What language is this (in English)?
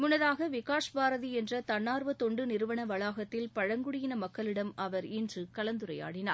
Tamil